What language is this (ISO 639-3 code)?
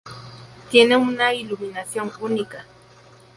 spa